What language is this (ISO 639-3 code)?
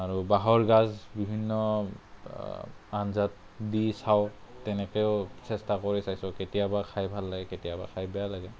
asm